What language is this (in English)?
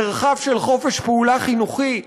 Hebrew